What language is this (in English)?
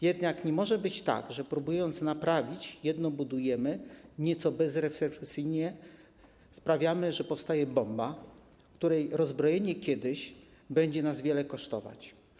Polish